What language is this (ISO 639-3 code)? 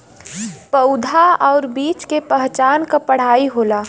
bho